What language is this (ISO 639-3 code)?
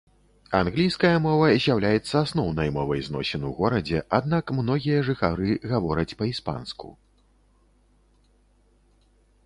bel